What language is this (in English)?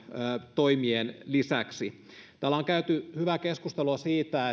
Finnish